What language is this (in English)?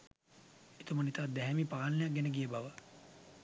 Sinhala